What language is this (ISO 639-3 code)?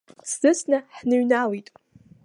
abk